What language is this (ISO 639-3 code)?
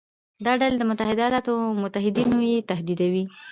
pus